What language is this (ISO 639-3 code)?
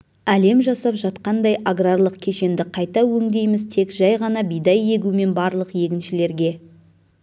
kaz